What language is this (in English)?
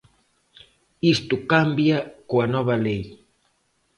Galician